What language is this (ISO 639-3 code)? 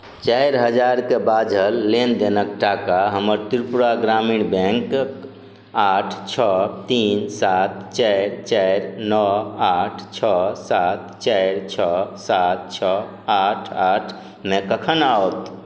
mai